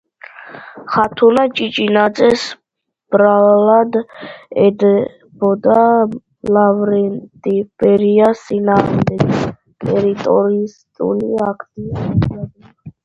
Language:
Georgian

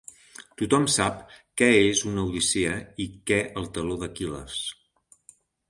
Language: Catalan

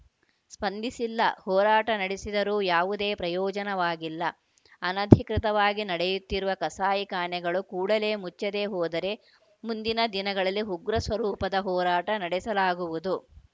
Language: Kannada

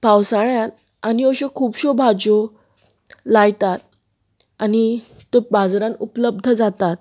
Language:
Konkani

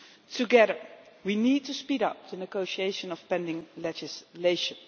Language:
English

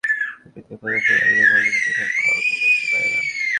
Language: Bangla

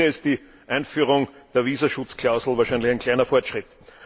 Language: German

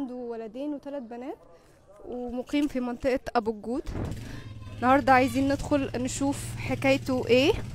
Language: Arabic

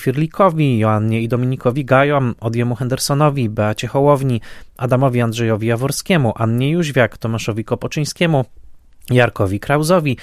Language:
Polish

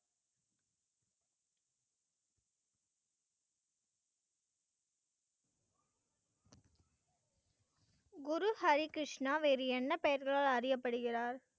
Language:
Tamil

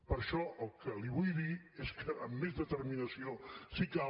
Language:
Catalan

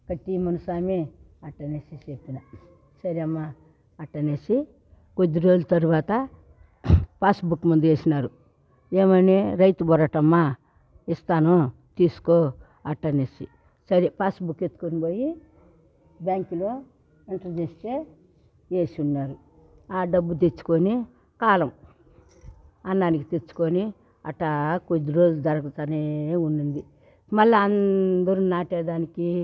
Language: Telugu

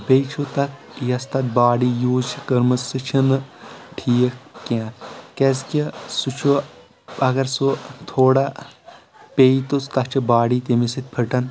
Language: Kashmiri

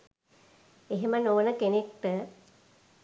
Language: Sinhala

